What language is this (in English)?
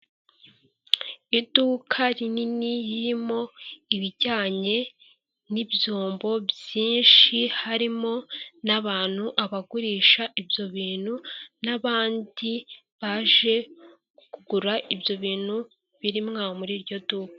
Kinyarwanda